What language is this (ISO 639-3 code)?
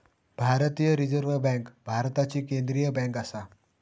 mar